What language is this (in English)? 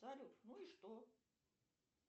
Russian